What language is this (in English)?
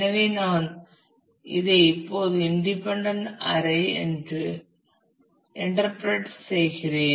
Tamil